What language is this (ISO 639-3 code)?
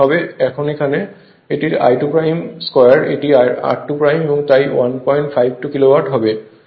ben